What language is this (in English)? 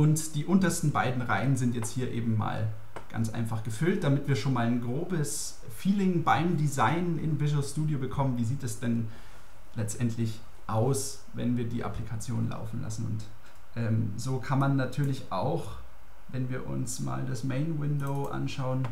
German